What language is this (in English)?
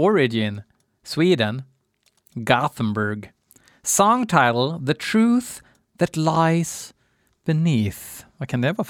Swedish